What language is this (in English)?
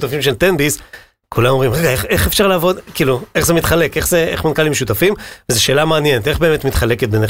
Hebrew